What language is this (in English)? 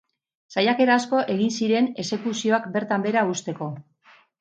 Basque